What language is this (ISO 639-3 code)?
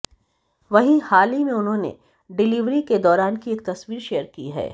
hin